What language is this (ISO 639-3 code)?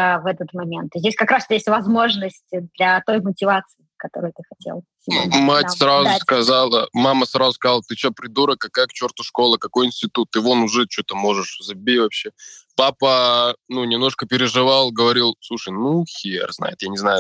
rus